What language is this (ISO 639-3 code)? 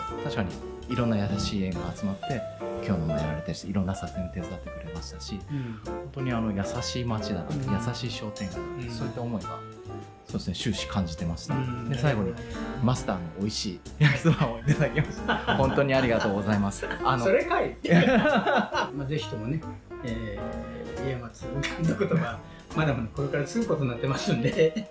jpn